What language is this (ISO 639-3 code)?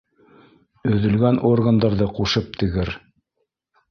bak